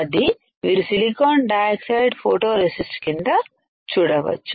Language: Telugu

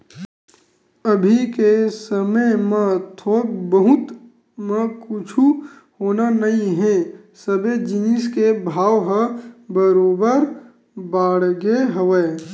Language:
Chhattisgarhi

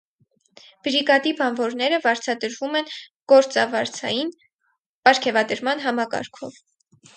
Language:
Armenian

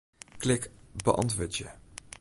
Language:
Western Frisian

